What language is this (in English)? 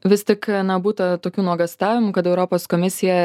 Lithuanian